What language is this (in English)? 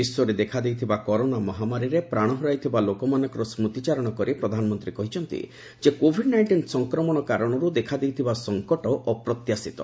Odia